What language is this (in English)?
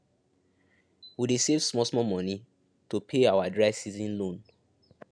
Nigerian Pidgin